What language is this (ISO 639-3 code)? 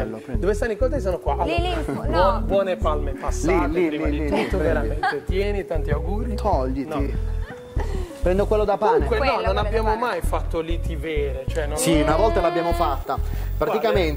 ita